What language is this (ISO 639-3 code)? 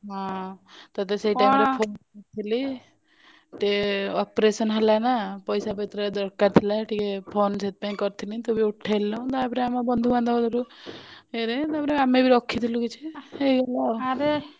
ori